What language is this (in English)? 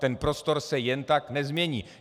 Czech